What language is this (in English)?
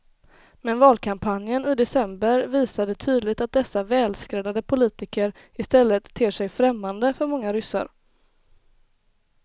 Swedish